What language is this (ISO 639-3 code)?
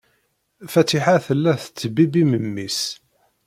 kab